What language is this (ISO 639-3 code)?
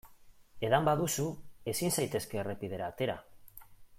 eus